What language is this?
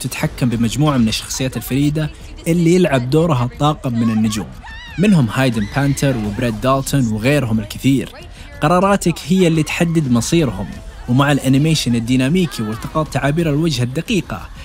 Arabic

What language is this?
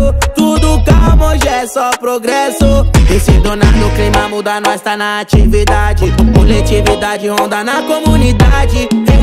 Portuguese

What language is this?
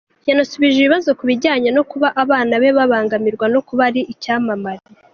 Kinyarwanda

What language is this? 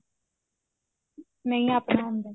Punjabi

